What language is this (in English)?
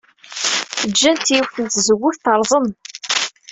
Kabyle